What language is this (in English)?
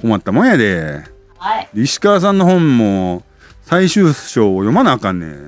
Japanese